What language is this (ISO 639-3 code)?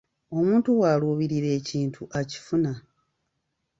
lug